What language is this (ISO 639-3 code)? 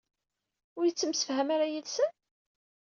kab